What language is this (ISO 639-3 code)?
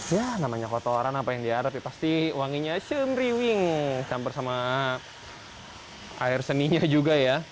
ind